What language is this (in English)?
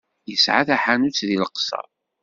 Kabyle